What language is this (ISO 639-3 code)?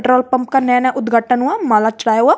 hin